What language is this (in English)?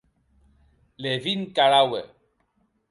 Occitan